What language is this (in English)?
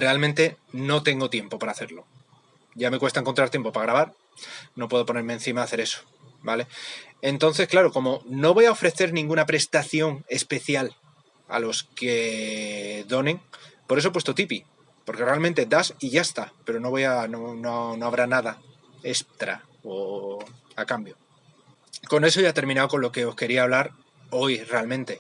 Spanish